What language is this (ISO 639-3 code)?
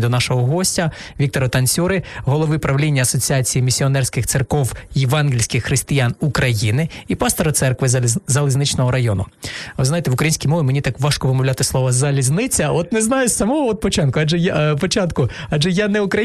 ukr